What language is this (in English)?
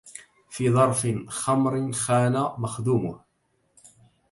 Arabic